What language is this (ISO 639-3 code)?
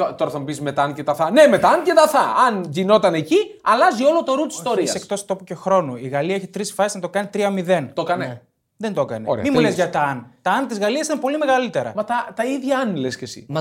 ell